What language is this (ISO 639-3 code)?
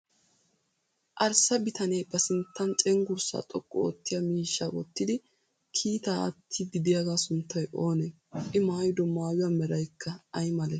wal